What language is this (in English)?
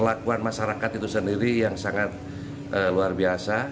Indonesian